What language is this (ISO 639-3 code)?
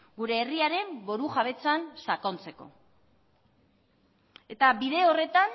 eus